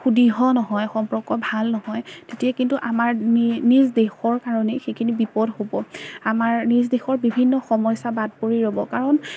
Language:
Assamese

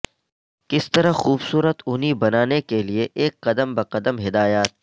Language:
Urdu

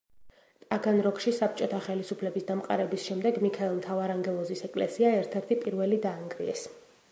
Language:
Georgian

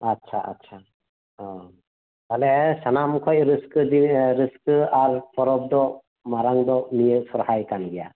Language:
Santali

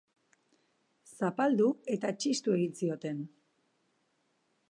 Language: Basque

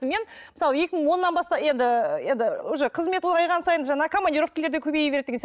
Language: Kazakh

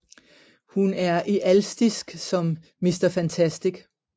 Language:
Danish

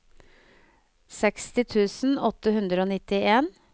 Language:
Norwegian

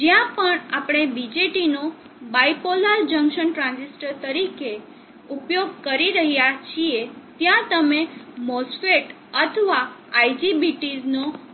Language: Gujarati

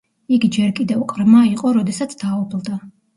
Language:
Georgian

